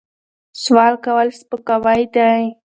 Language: Pashto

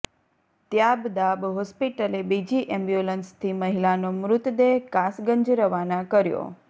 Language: Gujarati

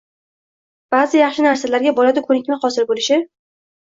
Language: Uzbek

